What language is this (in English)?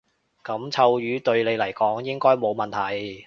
Cantonese